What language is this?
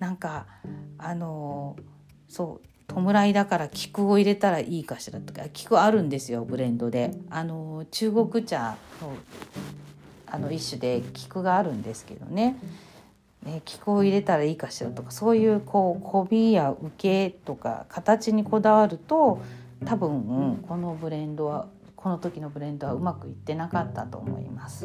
Japanese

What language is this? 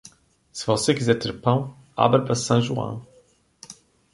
Portuguese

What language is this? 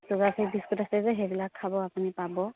Assamese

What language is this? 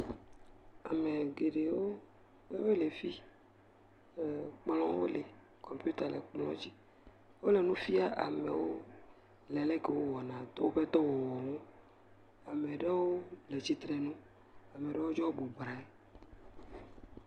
Ewe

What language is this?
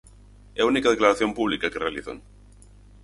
Galician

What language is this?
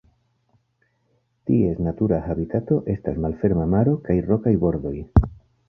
Esperanto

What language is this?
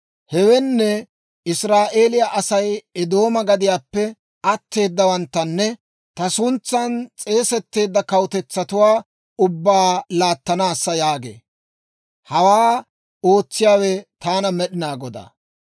Dawro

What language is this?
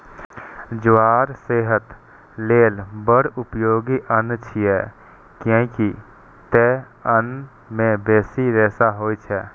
Maithili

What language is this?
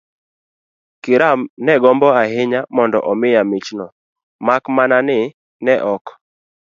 Luo (Kenya and Tanzania)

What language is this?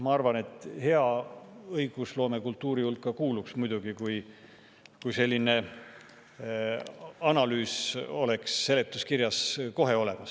Estonian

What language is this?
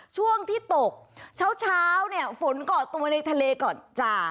Thai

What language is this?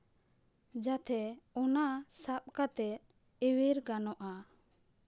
Santali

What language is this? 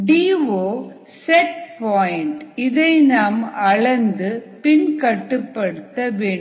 Tamil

